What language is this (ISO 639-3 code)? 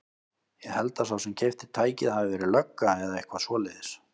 isl